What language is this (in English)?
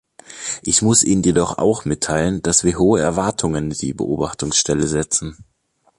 German